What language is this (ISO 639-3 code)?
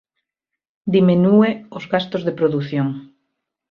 glg